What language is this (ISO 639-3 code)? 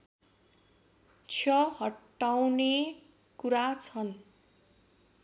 nep